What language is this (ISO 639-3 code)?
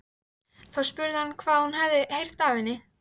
isl